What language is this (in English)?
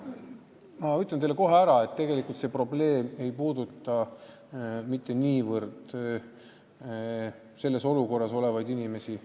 Estonian